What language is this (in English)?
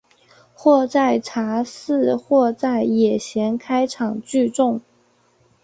Chinese